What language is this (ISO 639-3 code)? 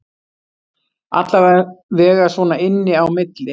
isl